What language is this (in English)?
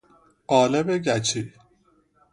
Persian